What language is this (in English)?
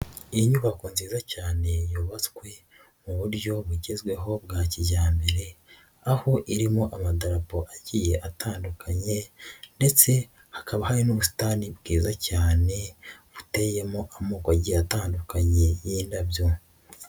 Kinyarwanda